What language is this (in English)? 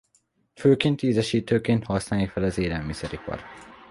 Hungarian